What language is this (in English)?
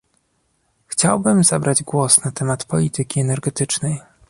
Polish